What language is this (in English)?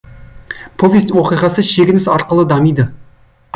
Kazakh